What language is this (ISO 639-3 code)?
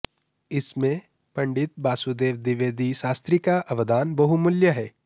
san